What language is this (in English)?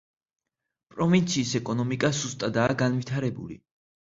Georgian